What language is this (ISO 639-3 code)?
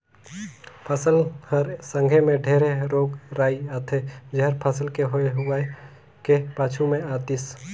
hne